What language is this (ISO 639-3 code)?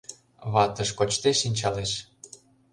chm